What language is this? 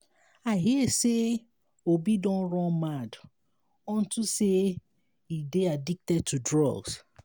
Nigerian Pidgin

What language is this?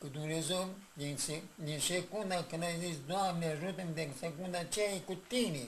Romanian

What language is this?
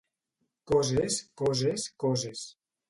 Catalan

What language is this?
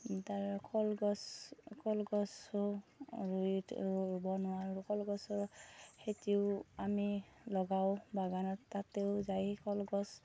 Assamese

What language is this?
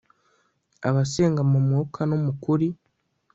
Kinyarwanda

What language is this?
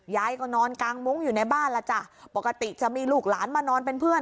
Thai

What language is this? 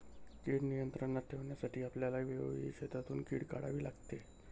Marathi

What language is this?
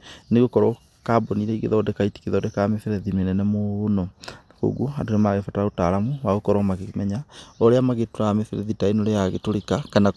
Kikuyu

